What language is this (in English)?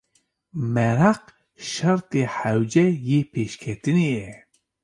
Kurdish